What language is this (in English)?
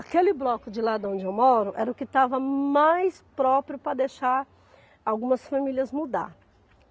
Portuguese